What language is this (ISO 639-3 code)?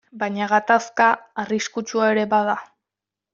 eus